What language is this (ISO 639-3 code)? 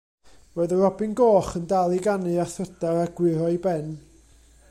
cym